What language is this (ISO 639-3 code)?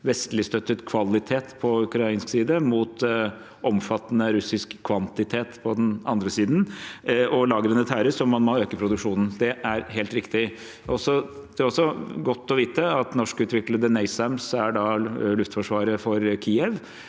nor